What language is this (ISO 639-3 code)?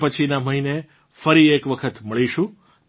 guj